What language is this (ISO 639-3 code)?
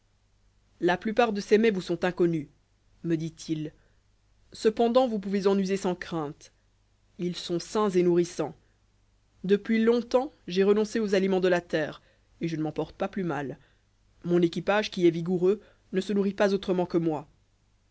fra